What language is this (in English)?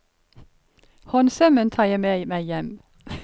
Norwegian